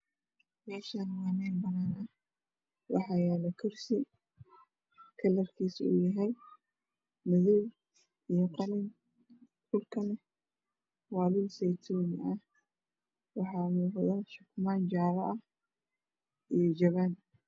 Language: Somali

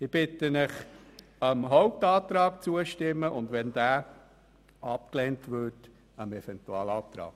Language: Swiss German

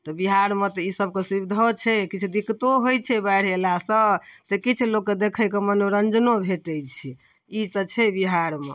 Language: Maithili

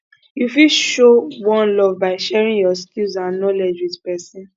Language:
Nigerian Pidgin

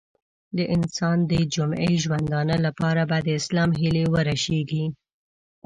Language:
Pashto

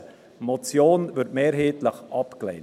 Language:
Swiss German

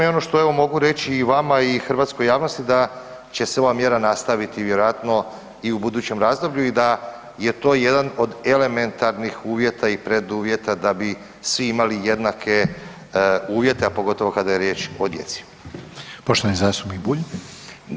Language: Croatian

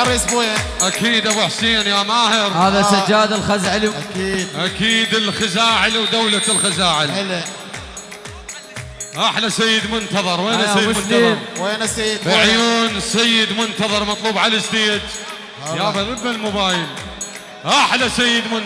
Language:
Arabic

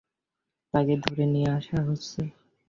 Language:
Bangla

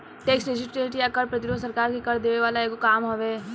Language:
Bhojpuri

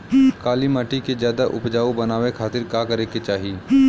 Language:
Bhojpuri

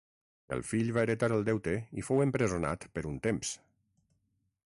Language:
Catalan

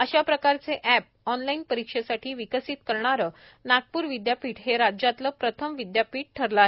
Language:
Marathi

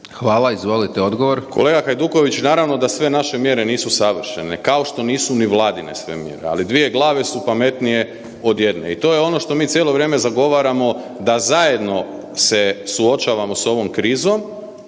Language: Croatian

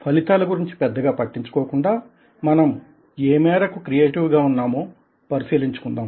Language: Telugu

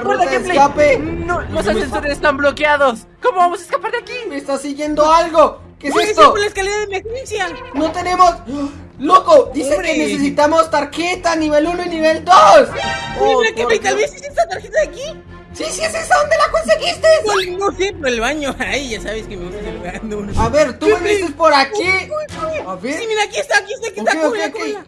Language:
Spanish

